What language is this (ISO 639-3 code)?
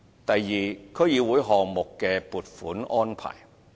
yue